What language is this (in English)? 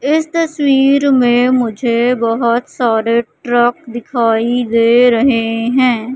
Hindi